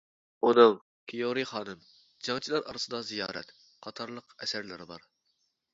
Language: Uyghur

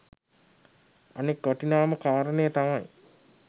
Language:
Sinhala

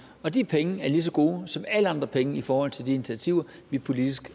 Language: Danish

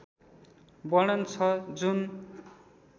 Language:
Nepali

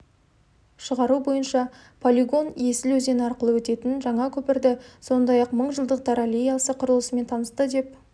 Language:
Kazakh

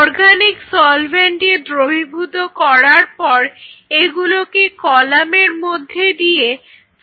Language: Bangla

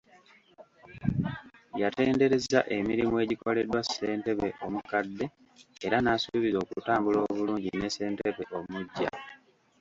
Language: Ganda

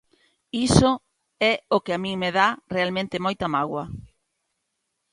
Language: Galician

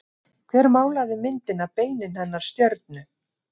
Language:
Icelandic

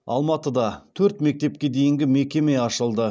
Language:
Kazakh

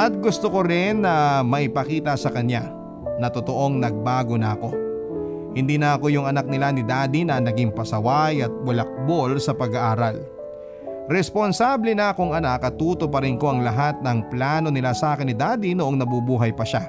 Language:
Filipino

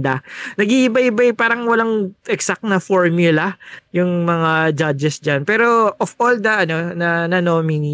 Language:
Filipino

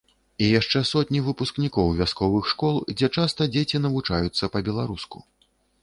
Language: Belarusian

